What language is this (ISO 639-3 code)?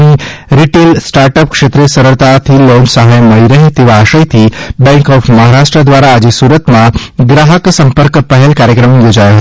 guj